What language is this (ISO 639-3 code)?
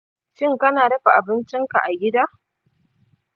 hau